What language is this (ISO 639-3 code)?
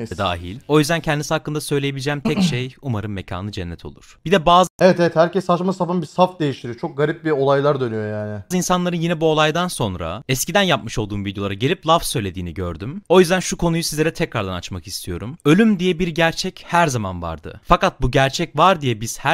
tur